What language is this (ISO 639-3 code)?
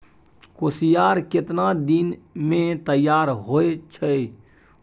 mai